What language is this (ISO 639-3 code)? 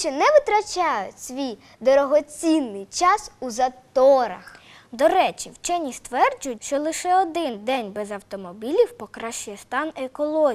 ukr